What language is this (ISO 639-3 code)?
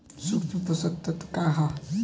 bho